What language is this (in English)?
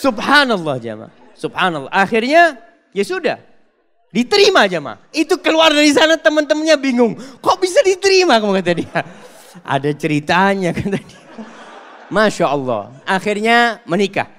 Indonesian